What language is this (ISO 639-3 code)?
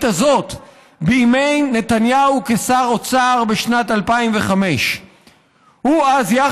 heb